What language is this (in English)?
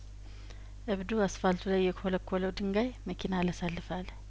Amharic